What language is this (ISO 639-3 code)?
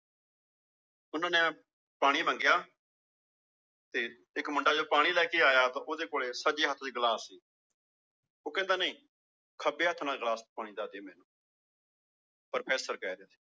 pan